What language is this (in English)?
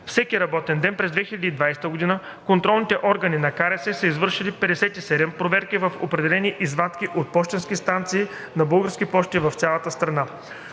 Bulgarian